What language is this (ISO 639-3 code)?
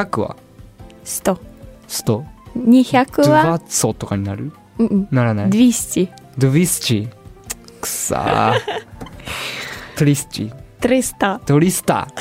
jpn